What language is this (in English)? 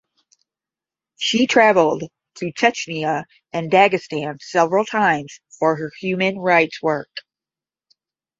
English